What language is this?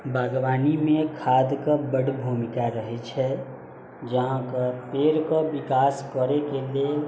Maithili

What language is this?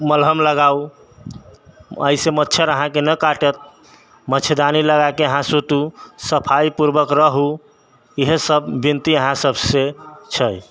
Maithili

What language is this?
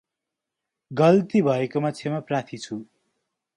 Nepali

